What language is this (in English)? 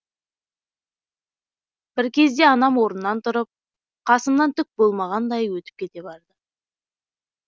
Kazakh